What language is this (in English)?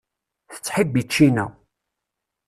Kabyle